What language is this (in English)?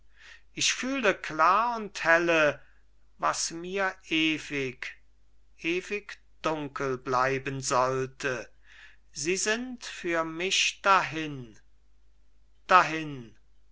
German